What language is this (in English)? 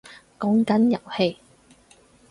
Cantonese